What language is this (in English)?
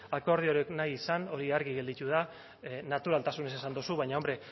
Basque